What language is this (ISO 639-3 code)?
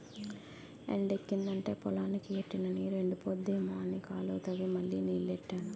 tel